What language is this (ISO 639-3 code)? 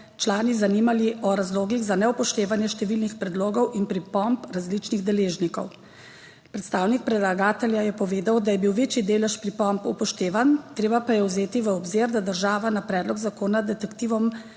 slv